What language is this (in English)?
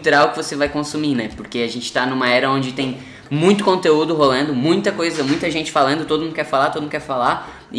Portuguese